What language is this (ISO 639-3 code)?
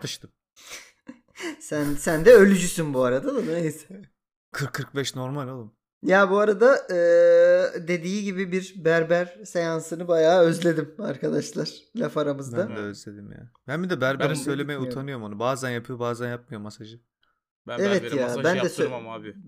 tur